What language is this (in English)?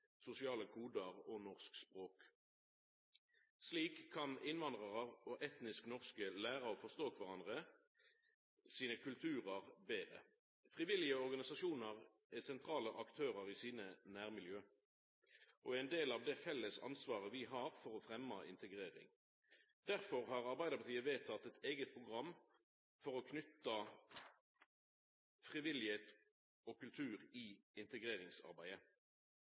Norwegian Nynorsk